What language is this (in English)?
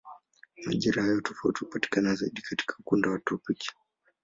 Swahili